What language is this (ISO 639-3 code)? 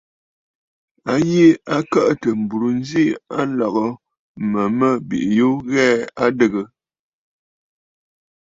bfd